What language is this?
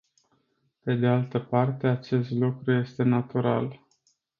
Romanian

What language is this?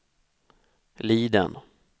Swedish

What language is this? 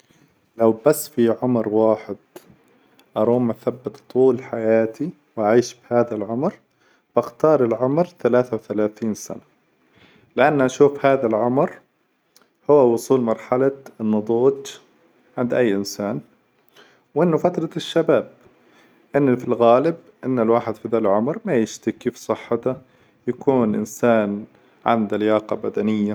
Hijazi Arabic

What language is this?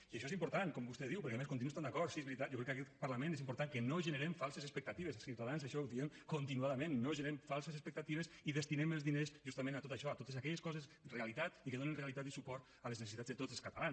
Catalan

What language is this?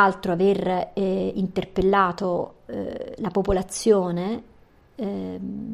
Italian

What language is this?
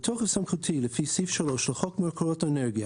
Hebrew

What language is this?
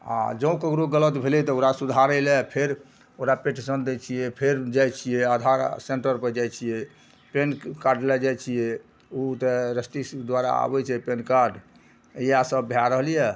Maithili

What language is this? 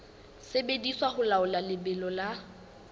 Southern Sotho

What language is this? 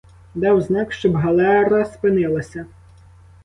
Ukrainian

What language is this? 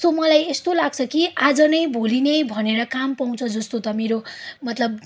Nepali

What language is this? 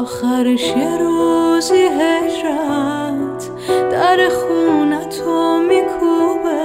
Persian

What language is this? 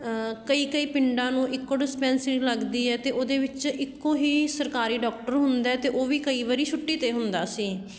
Punjabi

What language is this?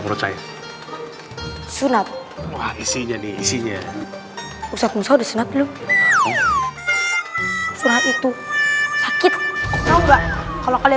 Indonesian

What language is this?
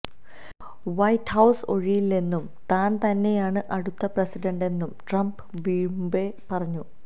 Malayalam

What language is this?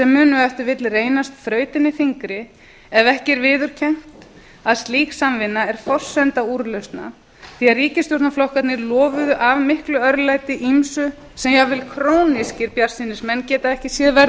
Icelandic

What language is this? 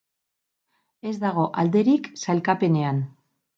Basque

